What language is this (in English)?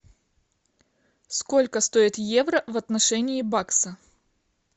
Russian